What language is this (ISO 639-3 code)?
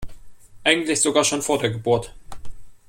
deu